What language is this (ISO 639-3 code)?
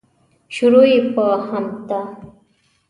pus